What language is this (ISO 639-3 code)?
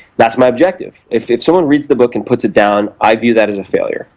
eng